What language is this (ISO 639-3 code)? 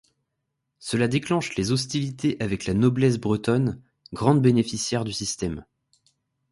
fra